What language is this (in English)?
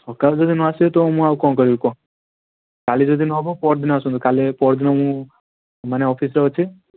Odia